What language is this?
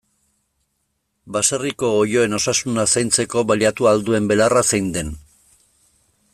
Basque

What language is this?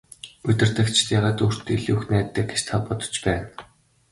Mongolian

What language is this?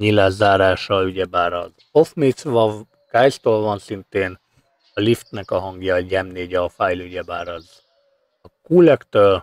Hungarian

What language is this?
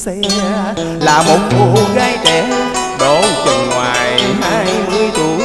Vietnamese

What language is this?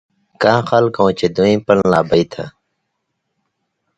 Indus Kohistani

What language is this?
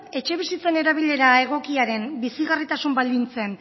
Basque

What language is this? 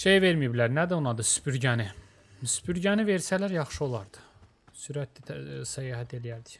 Turkish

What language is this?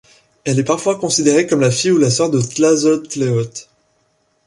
French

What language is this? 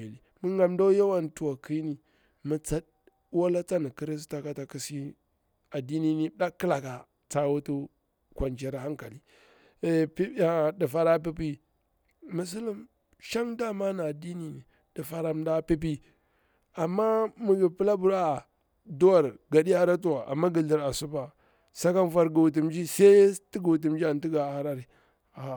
Bura-Pabir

